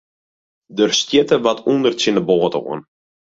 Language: Western Frisian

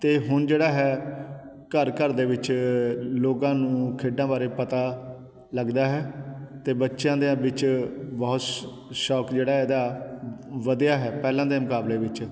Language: Punjabi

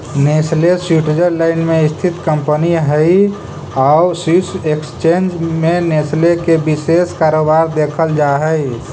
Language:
Magahi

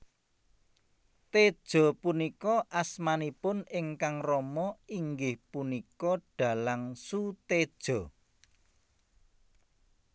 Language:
Javanese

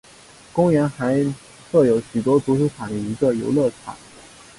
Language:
Chinese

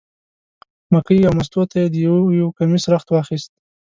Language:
Pashto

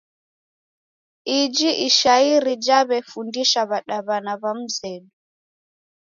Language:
Taita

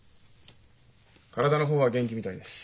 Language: Japanese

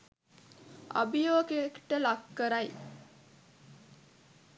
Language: Sinhala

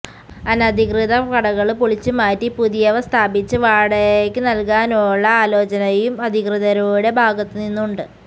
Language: Malayalam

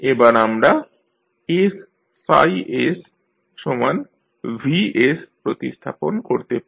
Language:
Bangla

